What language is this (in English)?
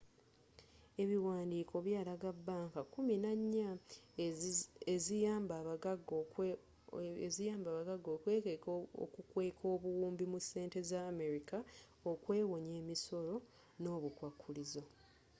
Ganda